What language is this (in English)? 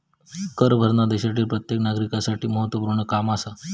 Marathi